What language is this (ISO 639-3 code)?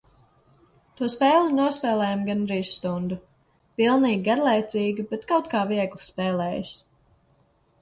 lav